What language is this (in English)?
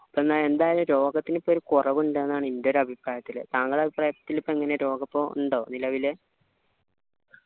Malayalam